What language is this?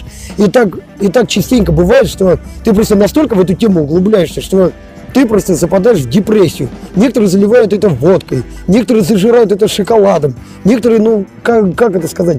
Russian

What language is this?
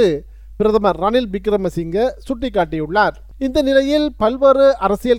Tamil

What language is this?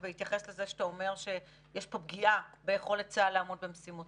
Hebrew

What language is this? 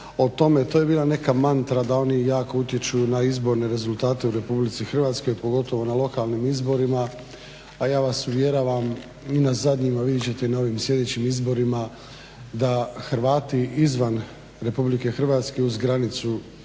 Croatian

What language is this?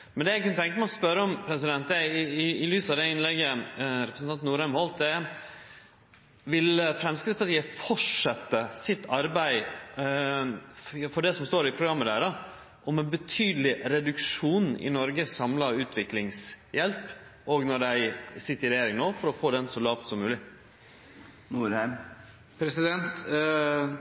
Norwegian Nynorsk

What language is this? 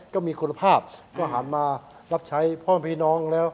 Thai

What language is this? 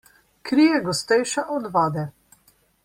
Slovenian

